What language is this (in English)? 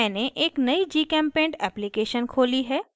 Hindi